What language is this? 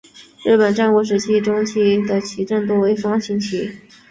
Chinese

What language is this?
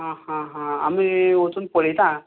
Konkani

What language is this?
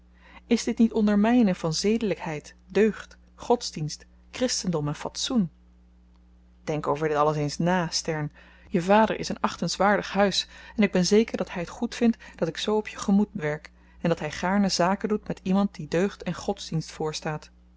Dutch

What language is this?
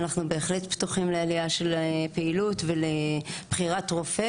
Hebrew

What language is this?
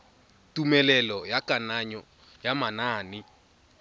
Tswana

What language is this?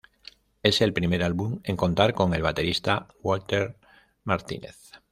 Spanish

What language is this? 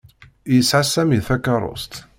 Kabyle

